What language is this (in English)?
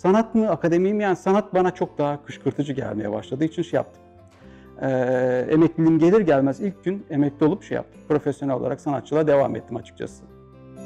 Turkish